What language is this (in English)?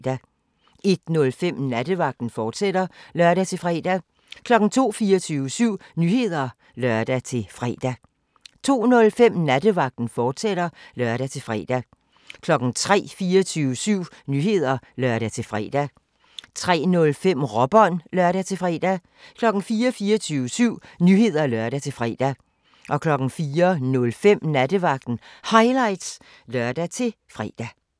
Danish